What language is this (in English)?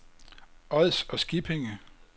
Danish